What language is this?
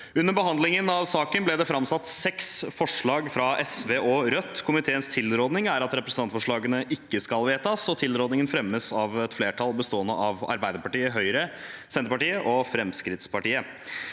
Norwegian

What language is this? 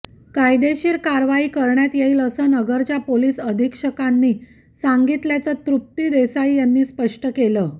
Marathi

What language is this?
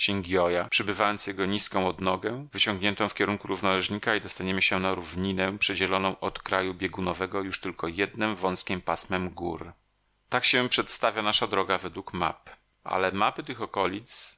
Polish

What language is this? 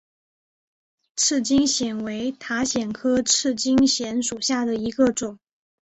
Chinese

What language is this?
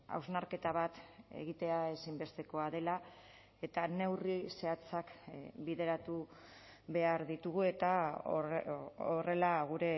Basque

